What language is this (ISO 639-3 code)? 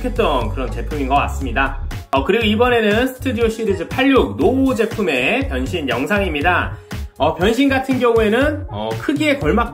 kor